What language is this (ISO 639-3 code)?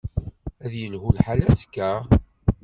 kab